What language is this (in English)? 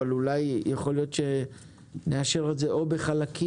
Hebrew